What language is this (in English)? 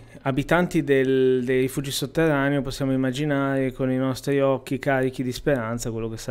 Italian